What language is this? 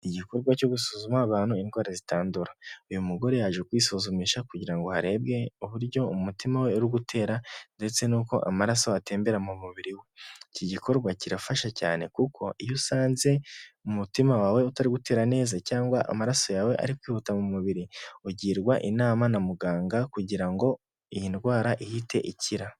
Kinyarwanda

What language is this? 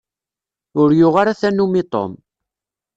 Kabyle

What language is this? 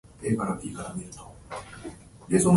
Japanese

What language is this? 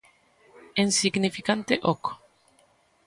Galician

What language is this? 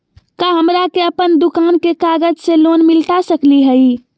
Magahi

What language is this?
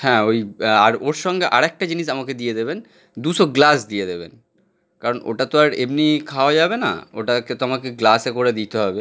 Bangla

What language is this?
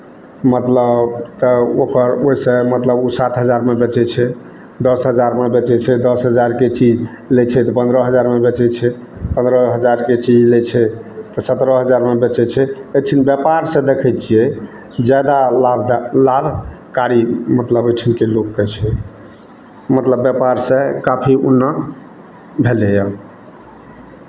Maithili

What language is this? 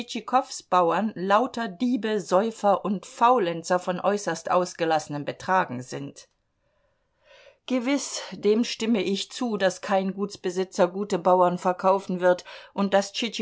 German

